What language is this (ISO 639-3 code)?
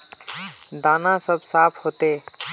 mag